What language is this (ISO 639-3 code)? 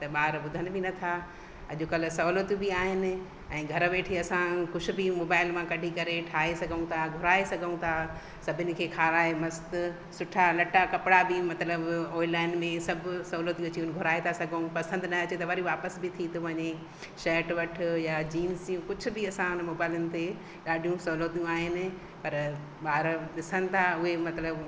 snd